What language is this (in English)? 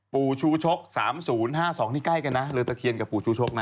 Thai